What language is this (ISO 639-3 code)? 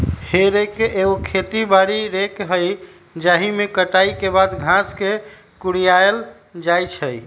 mag